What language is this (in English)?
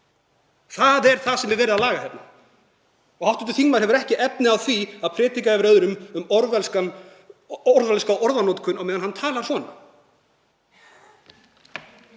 Icelandic